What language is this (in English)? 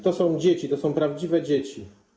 Polish